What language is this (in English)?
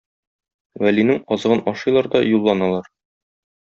Tatar